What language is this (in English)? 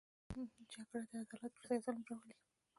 Pashto